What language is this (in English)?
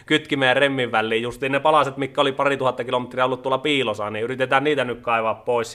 Finnish